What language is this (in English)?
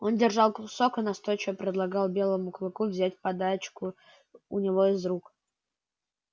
Russian